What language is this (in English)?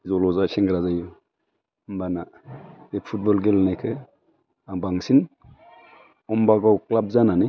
Bodo